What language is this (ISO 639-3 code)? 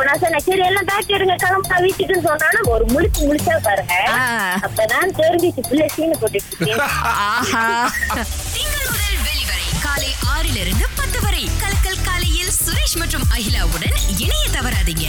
tam